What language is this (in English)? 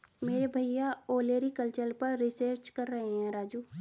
Hindi